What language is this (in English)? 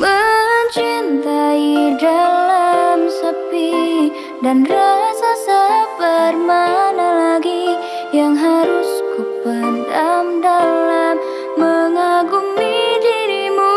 Indonesian